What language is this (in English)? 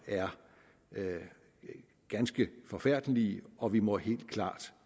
Danish